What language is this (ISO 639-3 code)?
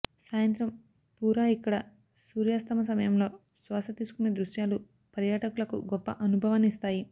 tel